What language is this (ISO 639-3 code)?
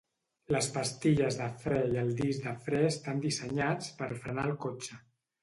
cat